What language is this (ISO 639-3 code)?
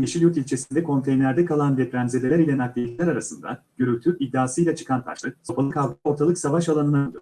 tur